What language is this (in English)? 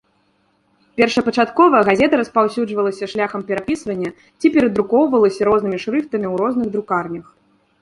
Belarusian